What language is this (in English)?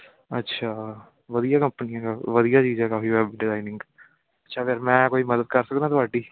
Punjabi